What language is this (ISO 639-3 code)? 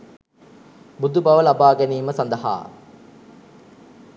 sin